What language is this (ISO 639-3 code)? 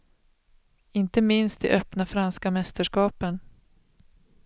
swe